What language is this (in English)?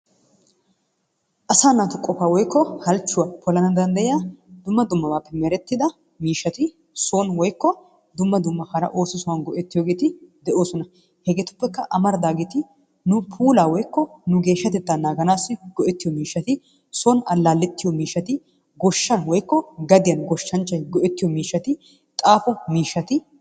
Wolaytta